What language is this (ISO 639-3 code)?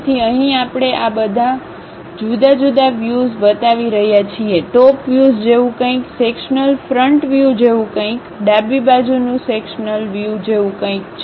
guj